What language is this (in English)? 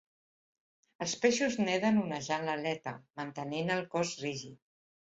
Catalan